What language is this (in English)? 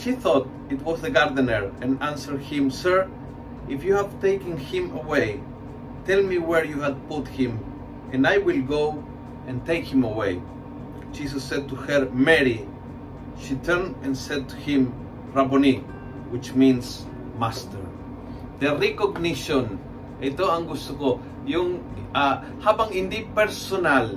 Filipino